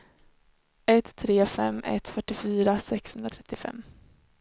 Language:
Swedish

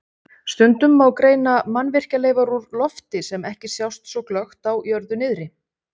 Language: Icelandic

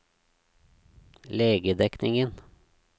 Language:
Norwegian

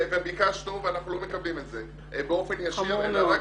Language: Hebrew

